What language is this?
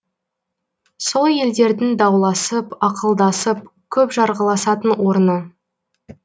Kazakh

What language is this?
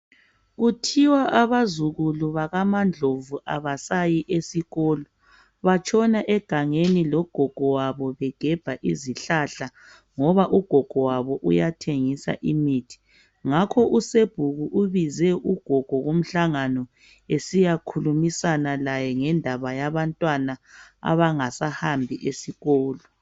North Ndebele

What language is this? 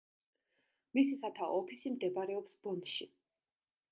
Georgian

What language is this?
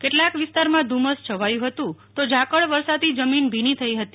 Gujarati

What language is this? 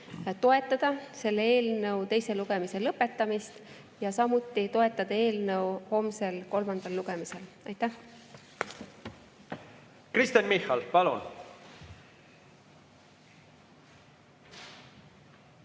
Estonian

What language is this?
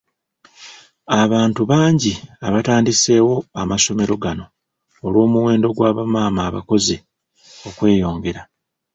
Ganda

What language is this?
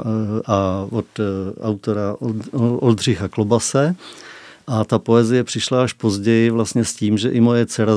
Czech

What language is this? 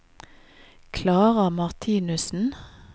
Norwegian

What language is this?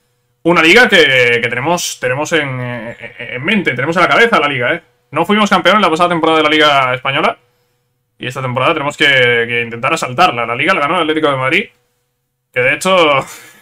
Spanish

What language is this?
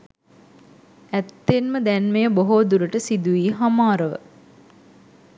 Sinhala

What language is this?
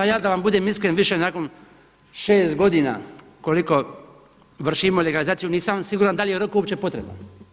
Croatian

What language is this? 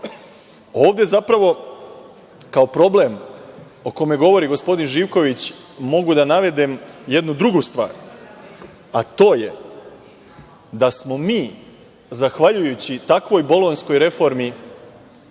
Serbian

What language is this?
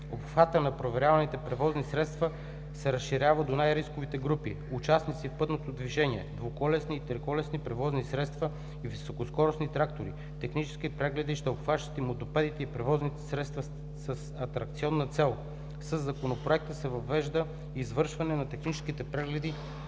Bulgarian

